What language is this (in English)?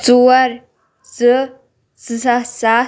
Kashmiri